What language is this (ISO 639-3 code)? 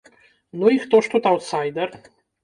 bel